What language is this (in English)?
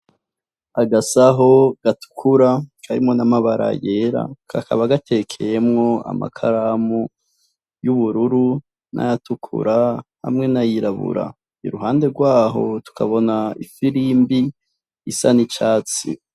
Rundi